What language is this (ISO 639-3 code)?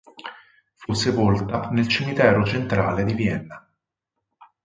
ita